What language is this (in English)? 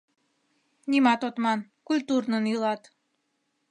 Mari